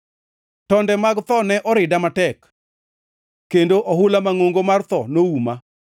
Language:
Luo (Kenya and Tanzania)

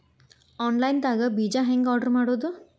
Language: Kannada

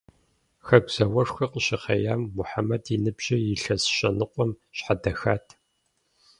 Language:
Kabardian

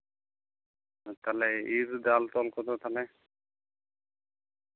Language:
Santali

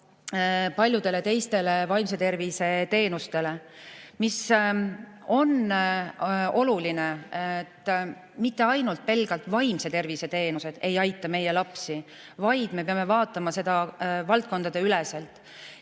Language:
Estonian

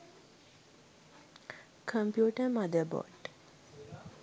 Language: Sinhala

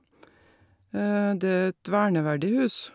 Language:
Norwegian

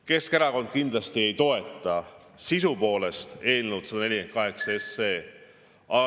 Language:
Estonian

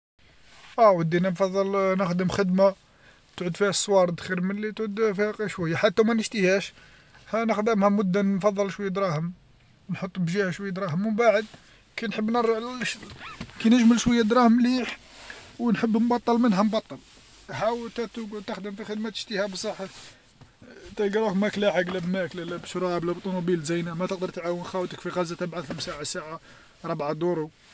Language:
Algerian Arabic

